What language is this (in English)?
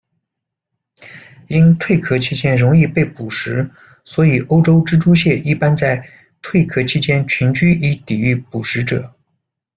Chinese